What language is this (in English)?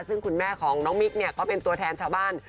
Thai